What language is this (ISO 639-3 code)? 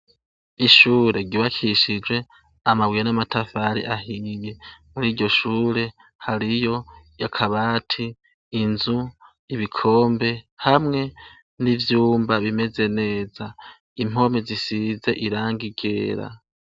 run